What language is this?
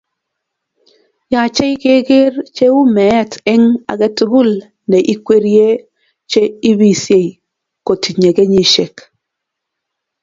Kalenjin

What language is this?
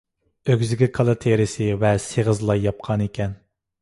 Uyghur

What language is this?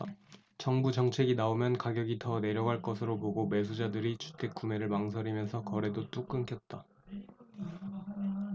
Korean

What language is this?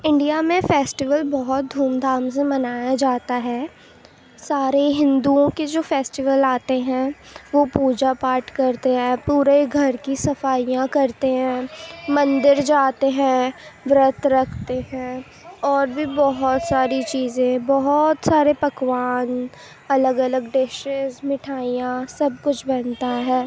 Urdu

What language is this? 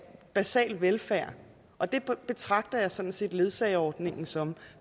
Danish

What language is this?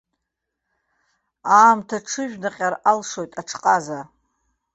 Abkhazian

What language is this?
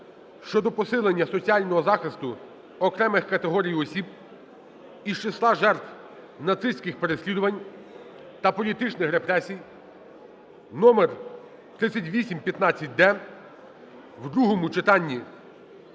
Ukrainian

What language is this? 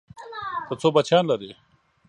Pashto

